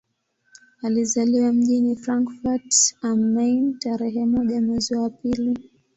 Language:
Swahili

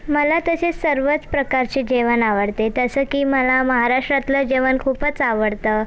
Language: Marathi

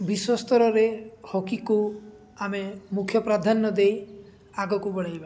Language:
Odia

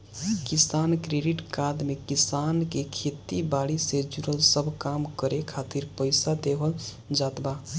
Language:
Bhojpuri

